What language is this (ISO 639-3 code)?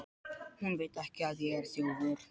isl